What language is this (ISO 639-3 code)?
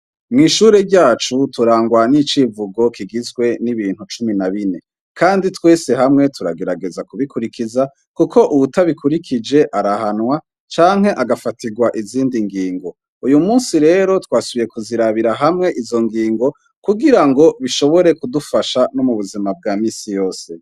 run